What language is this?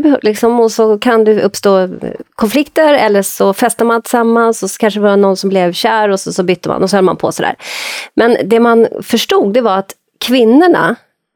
Swedish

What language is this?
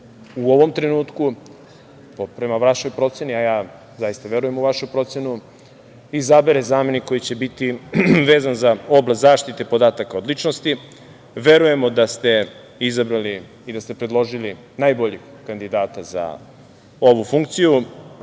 Serbian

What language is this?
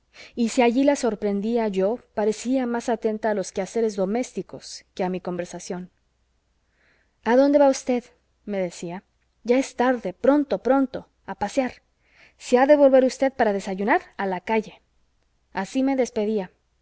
Spanish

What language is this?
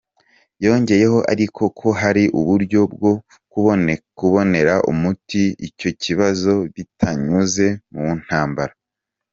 Kinyarwanda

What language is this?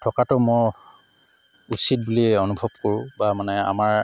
Assamese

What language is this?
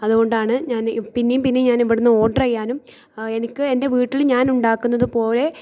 Malayalam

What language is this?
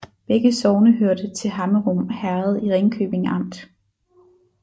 Danish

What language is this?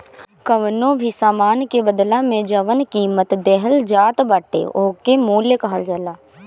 Bhojpuri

